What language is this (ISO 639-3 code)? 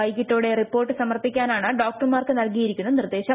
mal